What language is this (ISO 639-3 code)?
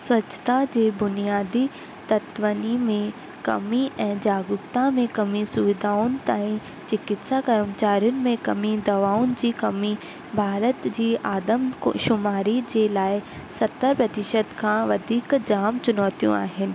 snd